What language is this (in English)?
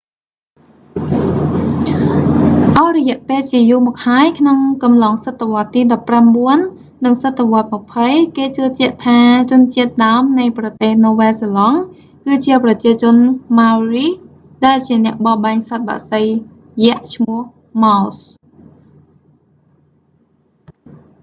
Khmer